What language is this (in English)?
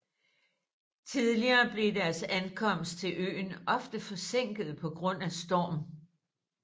Danish